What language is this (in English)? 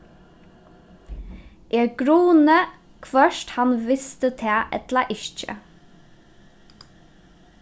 Faroese